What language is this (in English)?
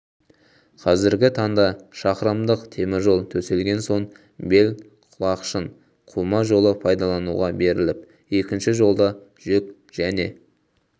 Kazakh